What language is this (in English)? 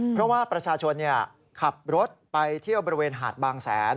Thai